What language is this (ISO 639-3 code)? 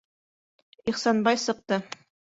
bak